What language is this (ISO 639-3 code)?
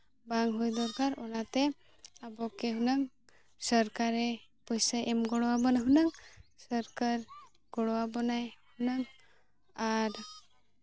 sat